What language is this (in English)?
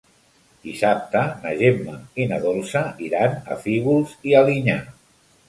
Catalan